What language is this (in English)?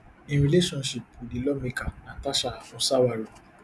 Nigerian Pidgin